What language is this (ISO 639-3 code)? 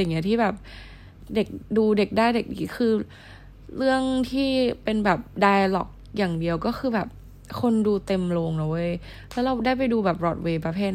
tha